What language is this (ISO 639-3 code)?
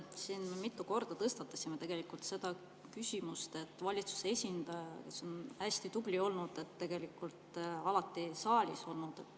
est